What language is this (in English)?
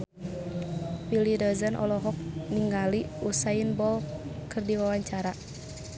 Sundanese